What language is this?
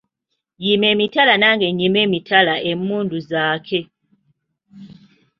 Ganda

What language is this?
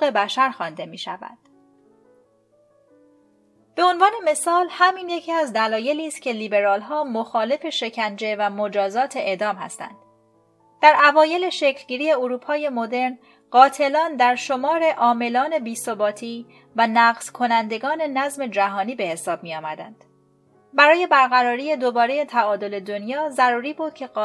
Persian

